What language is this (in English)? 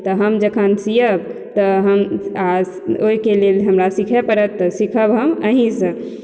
Maithili